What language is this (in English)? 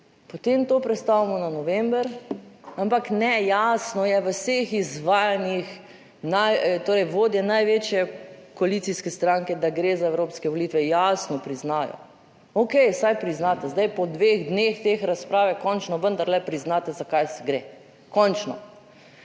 Slovenian